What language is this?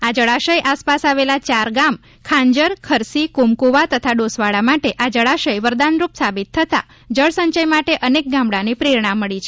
Gujarati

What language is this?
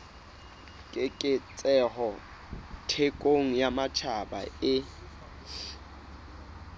Southern Sotho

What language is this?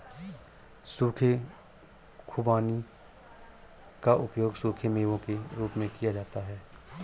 Hindi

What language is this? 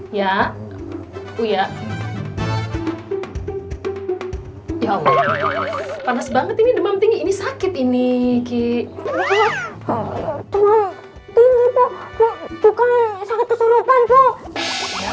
Indonesian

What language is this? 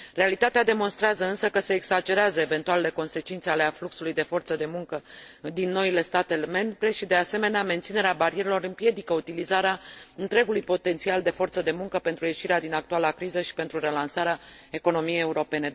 Romanian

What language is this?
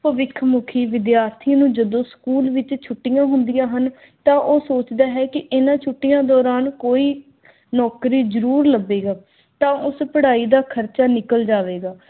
Punjabi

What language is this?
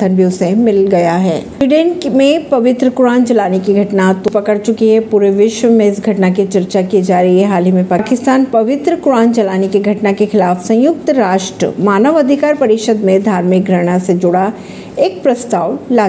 Hindi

